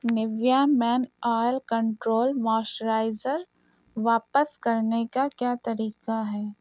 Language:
Urdu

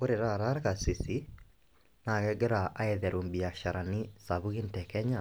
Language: Masai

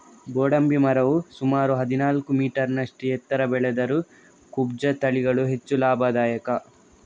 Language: Kannada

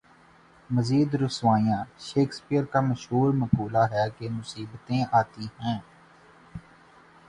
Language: Urdu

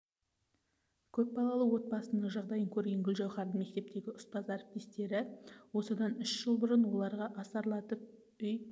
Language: Kazakh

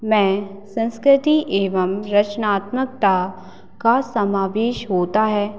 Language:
Hindi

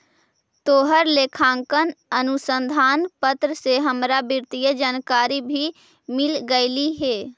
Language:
Magahi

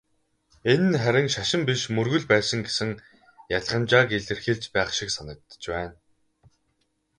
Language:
Mongolian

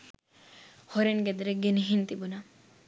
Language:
Sinhala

